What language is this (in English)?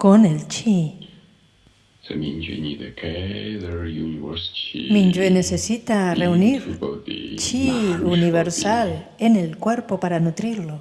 Spanish